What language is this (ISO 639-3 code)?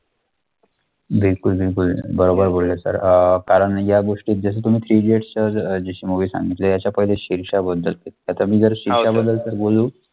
mar